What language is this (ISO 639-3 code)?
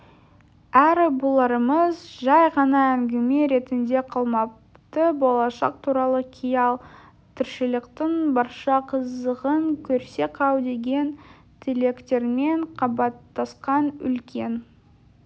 kaz